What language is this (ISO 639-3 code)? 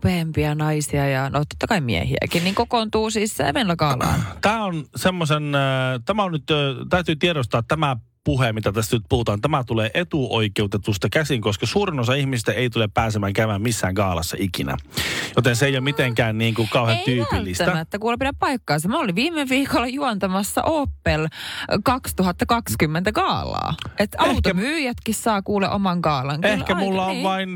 fin